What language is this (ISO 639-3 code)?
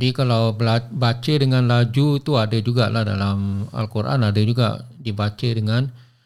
msa